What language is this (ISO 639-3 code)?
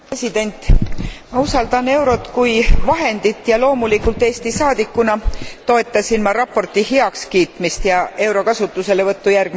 est